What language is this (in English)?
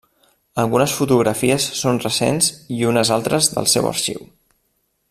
Catalan